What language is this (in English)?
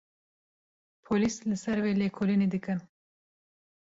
Kurdish